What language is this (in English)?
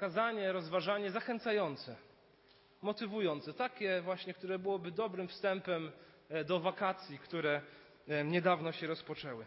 Polish